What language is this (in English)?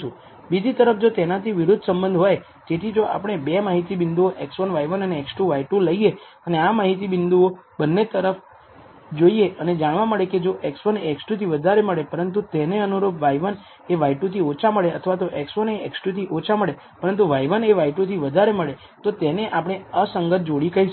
Gujarati